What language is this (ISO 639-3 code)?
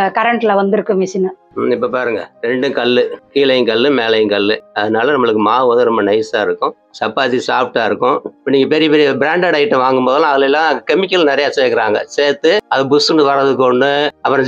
tha